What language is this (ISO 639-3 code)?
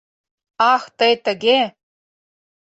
chm